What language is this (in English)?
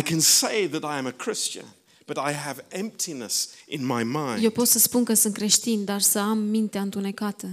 Romanian